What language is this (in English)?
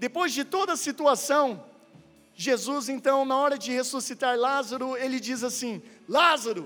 Portuguese